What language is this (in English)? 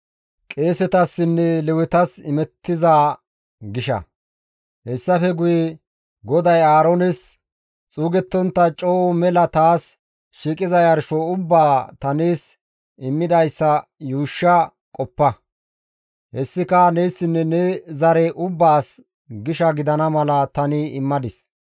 Gamo